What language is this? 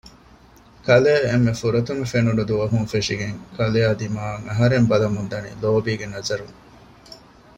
Divehi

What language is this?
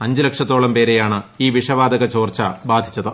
Malayalam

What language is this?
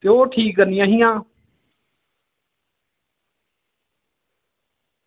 Dogri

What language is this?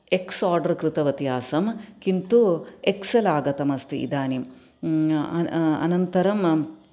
Sanskrit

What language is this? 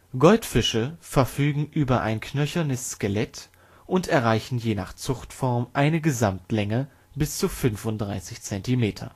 German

